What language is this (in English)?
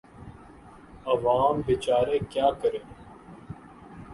Urdu